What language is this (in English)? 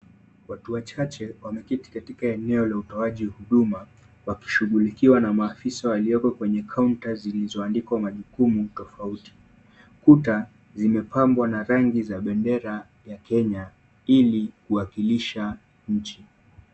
Swahili